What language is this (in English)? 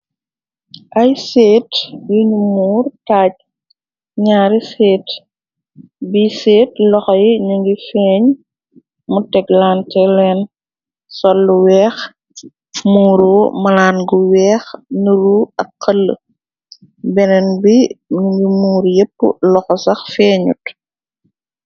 Wolof